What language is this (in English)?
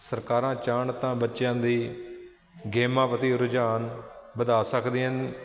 Punjabi